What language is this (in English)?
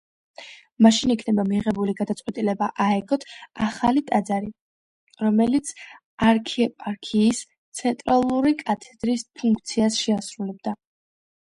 Georgian